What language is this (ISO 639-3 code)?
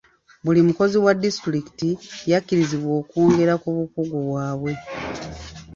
lug